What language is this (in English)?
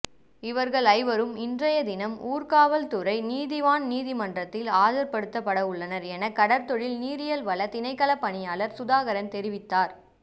Tamil